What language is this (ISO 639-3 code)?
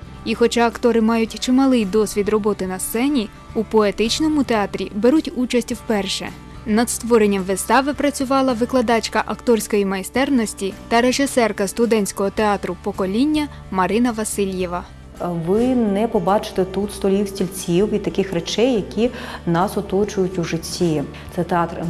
ukr